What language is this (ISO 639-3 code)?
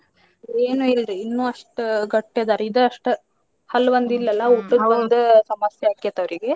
kan